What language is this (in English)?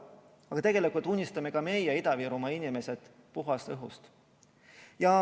Estonian